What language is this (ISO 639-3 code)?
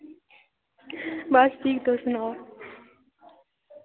doi